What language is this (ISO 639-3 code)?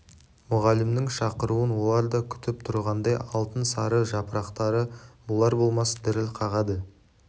kaz